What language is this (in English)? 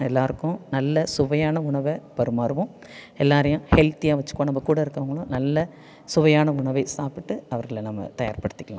Tamil